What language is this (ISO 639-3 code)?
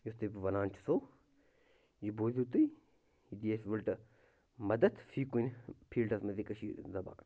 kas